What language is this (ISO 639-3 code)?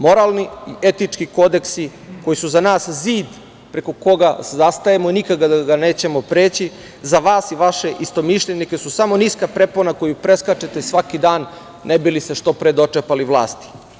srp